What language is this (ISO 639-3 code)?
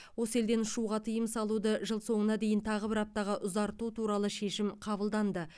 kaz